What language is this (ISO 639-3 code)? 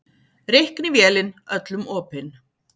isl